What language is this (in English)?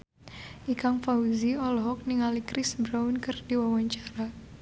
Sundanese